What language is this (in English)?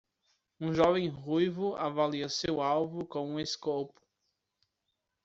Portuguese